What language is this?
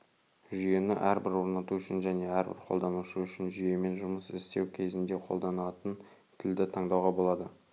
Kazakh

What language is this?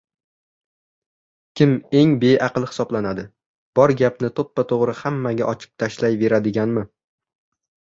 Uzbek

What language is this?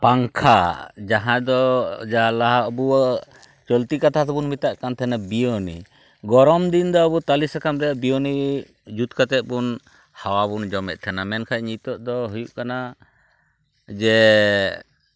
Santali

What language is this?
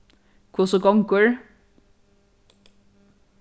Faroese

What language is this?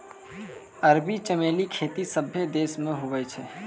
Maithili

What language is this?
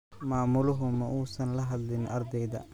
Somali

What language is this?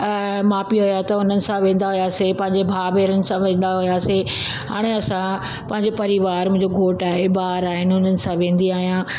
Sindhi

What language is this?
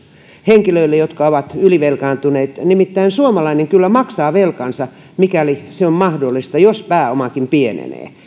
Finnish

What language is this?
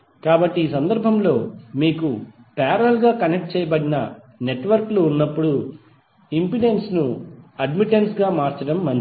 Telugu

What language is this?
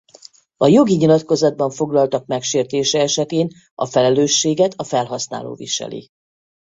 Hungarian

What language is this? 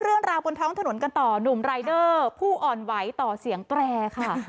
Thai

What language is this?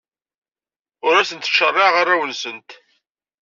Kabyle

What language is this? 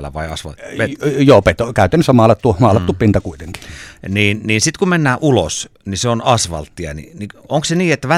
Finnish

